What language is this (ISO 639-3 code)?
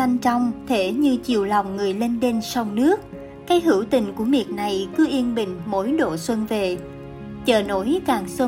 vie